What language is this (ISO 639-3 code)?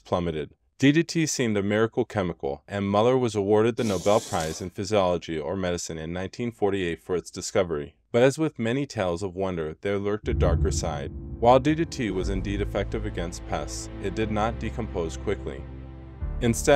eng